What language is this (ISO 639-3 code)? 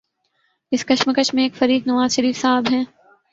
urd